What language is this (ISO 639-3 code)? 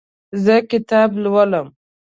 pus